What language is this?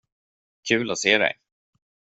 Swedish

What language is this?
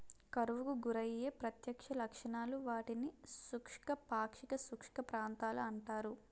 Telugu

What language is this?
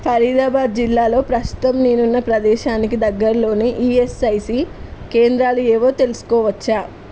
Telugu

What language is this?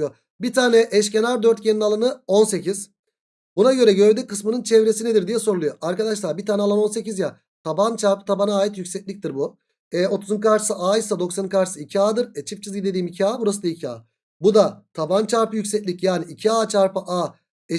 Turkish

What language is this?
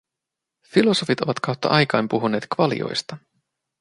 Finnish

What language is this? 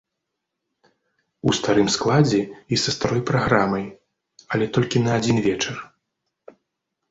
Belarusian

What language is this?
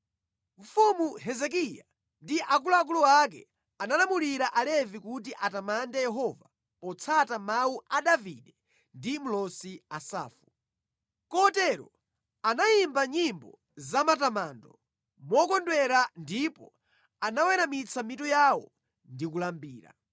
Nyanja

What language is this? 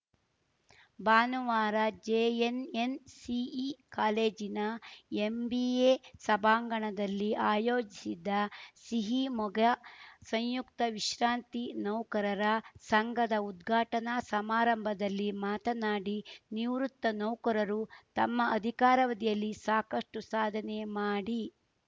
Kannada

